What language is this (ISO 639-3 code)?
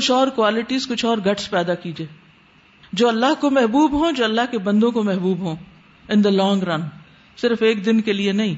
urd